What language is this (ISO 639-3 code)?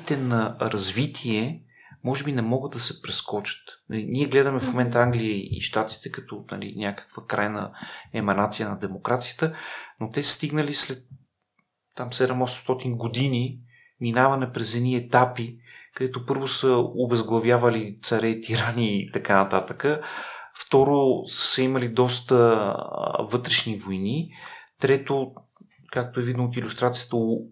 bul